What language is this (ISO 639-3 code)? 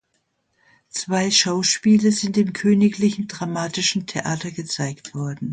deu